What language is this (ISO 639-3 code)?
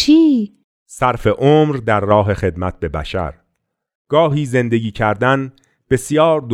fas